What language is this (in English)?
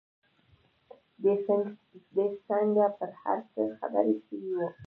Pashto